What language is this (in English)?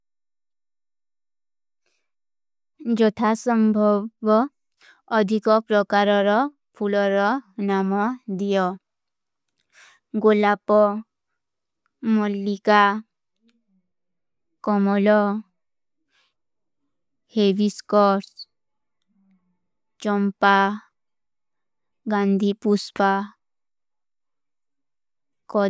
Kui (India)